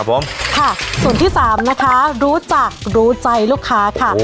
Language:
Thai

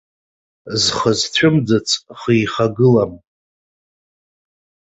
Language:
Abkhazian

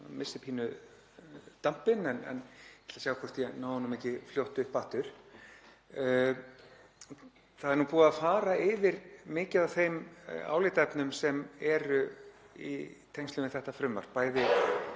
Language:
Icelandic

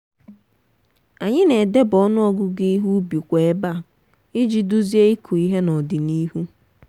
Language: Igbo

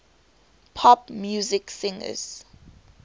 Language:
English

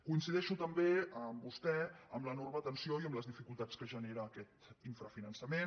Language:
Catalan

